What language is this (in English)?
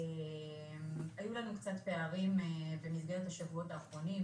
Hebrew